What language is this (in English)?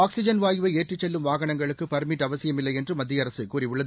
Tamil